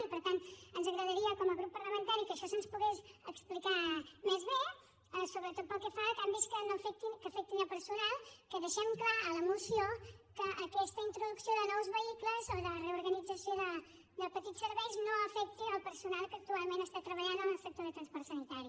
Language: Catalan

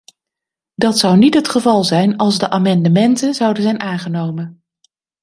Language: Dutch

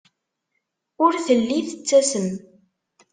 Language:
Kabyle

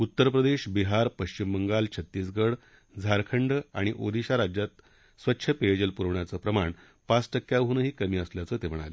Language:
Marathi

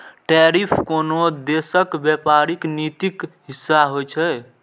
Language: Maithili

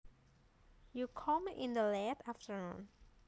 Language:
Javanese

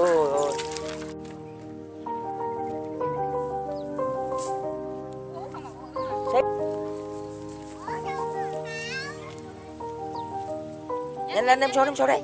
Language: Vietnamese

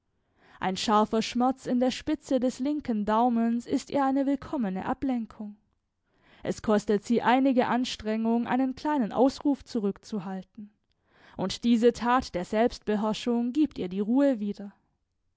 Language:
German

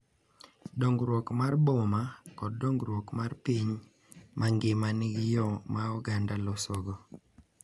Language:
Luo (Kenya and Tanzania)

